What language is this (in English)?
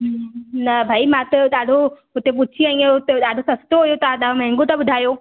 Sindhi